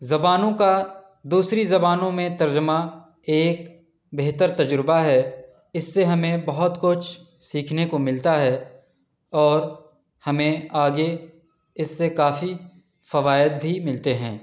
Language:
Urdu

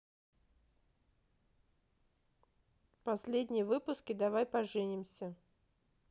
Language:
Russian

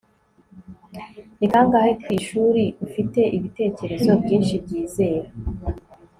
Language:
Kinyarwanda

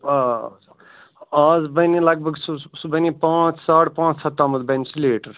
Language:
Kashmiri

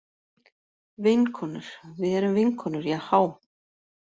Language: Icelandic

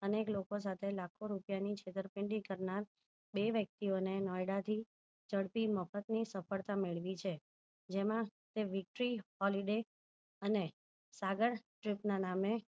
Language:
Gujarati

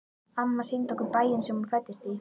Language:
Icelandic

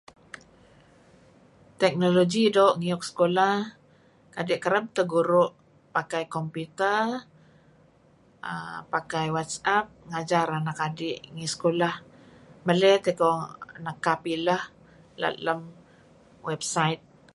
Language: Kelabit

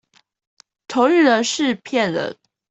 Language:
Chinese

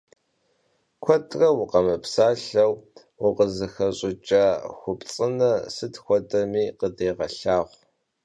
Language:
Kabardian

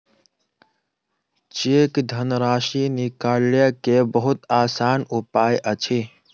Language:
Maithili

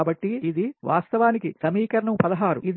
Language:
Telugu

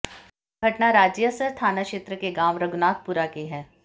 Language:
Hindi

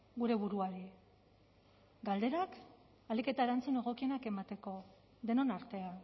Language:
Basque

